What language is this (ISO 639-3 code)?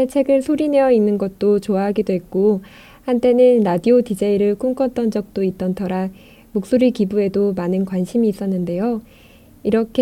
kor